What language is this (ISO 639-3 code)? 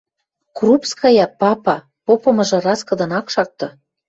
mrj